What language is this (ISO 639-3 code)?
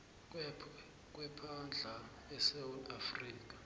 nbl